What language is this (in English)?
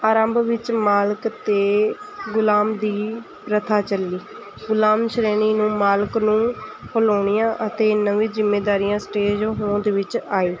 Punjabi